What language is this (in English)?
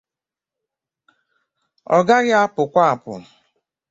Igbo